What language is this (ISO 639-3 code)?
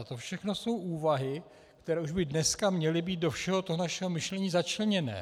ces